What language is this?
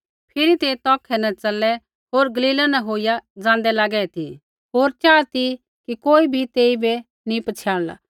Kullu Pahari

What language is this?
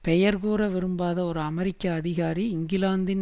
Tamil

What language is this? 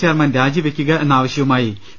Malayalam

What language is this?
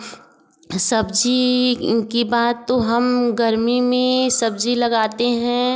Hindi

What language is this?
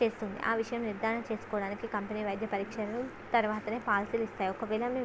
Telugu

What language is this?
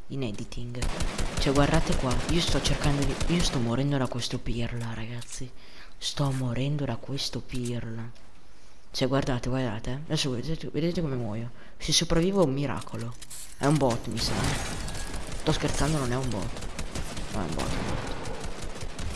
Italian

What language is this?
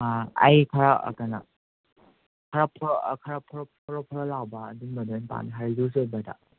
Manipuri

